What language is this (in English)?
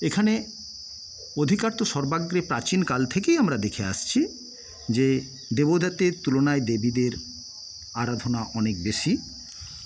Bangla